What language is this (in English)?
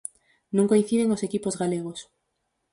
Galician